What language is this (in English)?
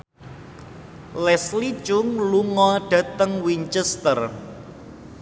Javanese